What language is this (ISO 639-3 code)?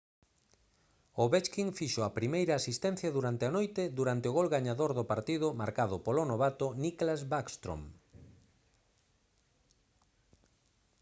glg